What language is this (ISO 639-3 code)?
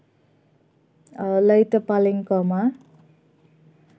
sat